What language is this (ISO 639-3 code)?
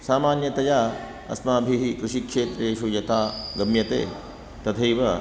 san